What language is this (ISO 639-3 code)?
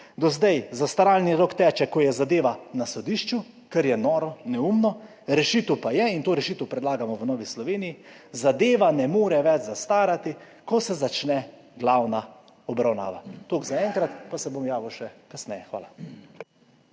slv